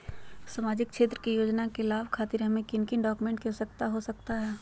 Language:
Magahi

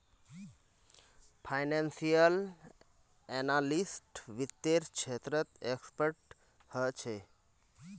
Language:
Magahi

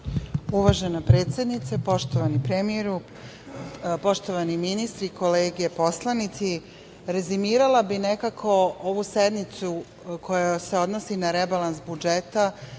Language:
Serbian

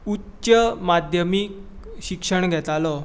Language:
Konkani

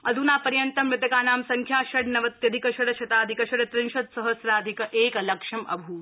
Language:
Sanskrit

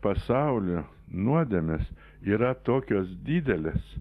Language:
Lithuanian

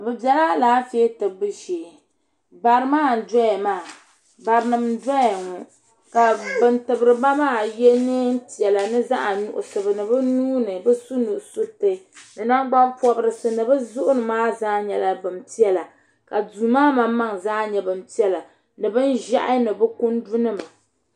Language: Dagbani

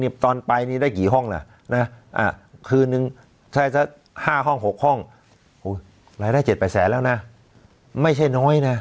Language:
Thai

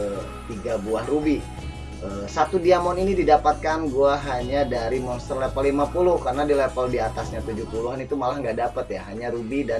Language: Indonesian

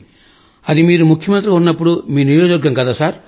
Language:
Telugu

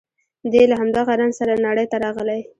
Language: Pashto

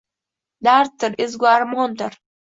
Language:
Uzbek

